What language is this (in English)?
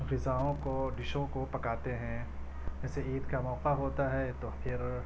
Urdu